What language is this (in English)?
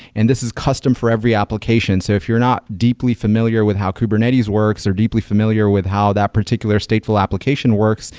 English